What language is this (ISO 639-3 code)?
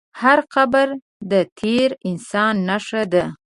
pus